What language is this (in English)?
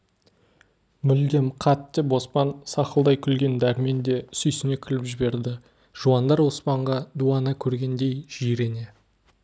Kazakh